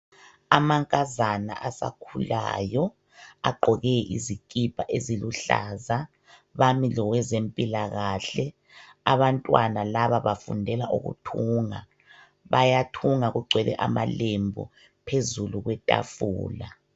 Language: North Ndebele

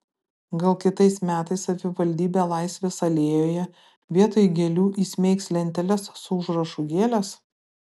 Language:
Lithuanian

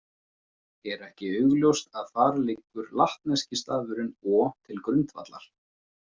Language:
Icelandic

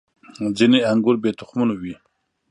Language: Pashto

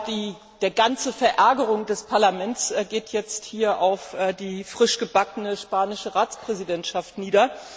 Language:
German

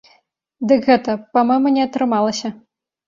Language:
Belarusian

